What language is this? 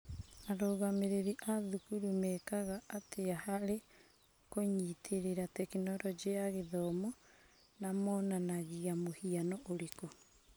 Kikuyu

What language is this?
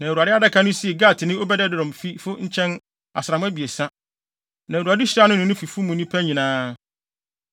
Akan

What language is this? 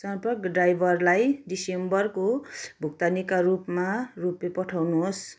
Nepali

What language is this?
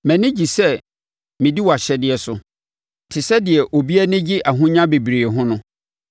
Akan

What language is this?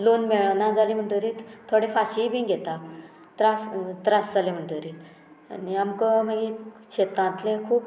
Konkani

